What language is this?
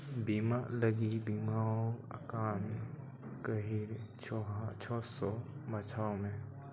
Santali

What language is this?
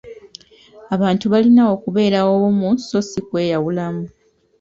Ganda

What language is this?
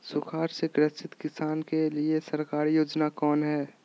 Magahi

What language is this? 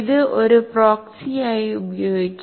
Malayalam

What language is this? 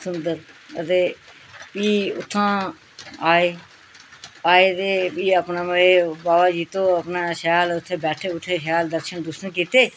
Dogri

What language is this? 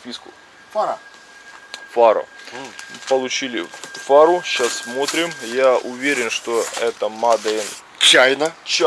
Russian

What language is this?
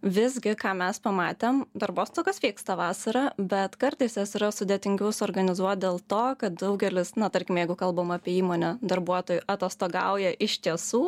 Lithuanian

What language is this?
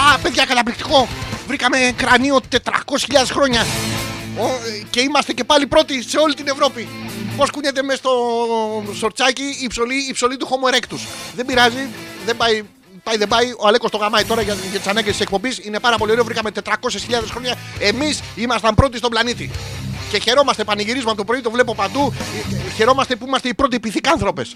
Greek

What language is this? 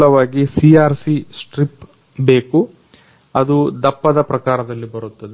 Kannada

